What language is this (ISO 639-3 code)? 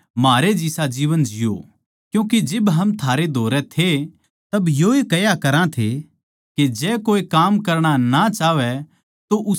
bgc